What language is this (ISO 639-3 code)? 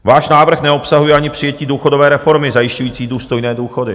ces